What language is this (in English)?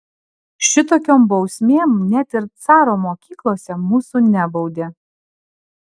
Lithuanian